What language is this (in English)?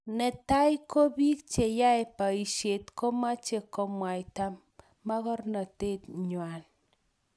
Kalenjin